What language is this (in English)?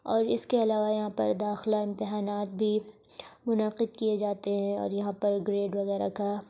Urdu